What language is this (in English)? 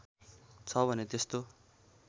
Nepali